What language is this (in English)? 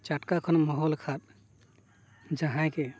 Santali